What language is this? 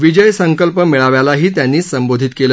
Marathi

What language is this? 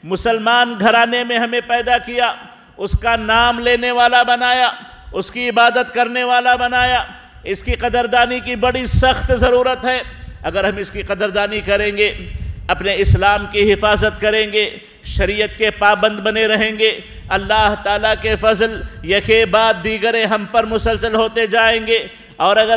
Arabic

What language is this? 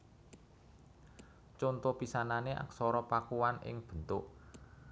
Javanese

